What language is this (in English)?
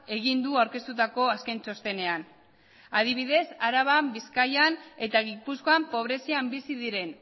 Basque